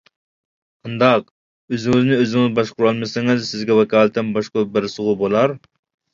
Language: Uyghur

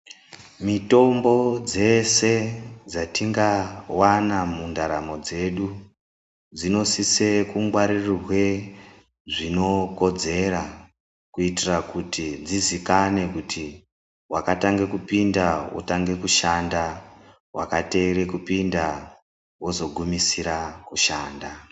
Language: Ndau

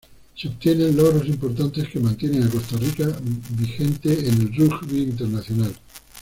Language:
Spanish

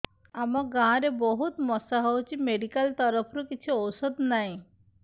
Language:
Odia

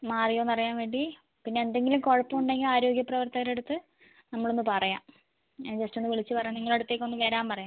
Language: Malayalam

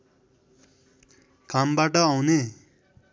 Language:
Nepali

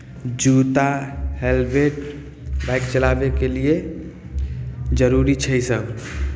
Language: Maithili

